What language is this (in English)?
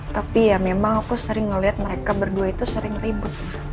Indonesian